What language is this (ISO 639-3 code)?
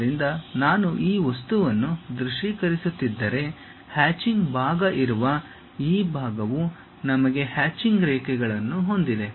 kan